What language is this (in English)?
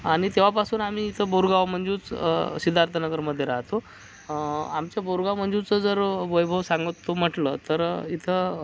Marathi